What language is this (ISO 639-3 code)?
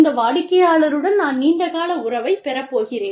tam